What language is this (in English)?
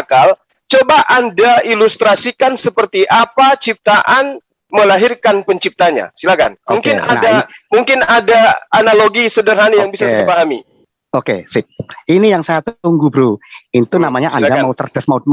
Indonesian